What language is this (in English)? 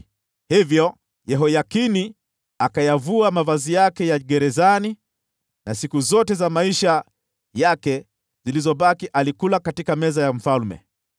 Swahili